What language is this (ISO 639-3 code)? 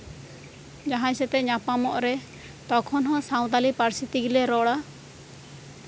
sat